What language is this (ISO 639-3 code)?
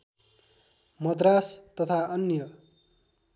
nep